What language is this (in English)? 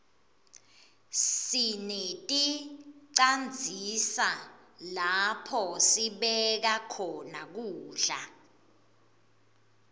Swati